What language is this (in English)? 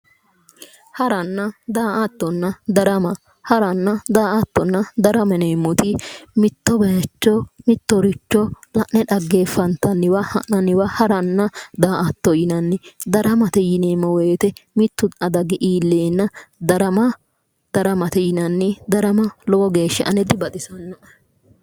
Sidamo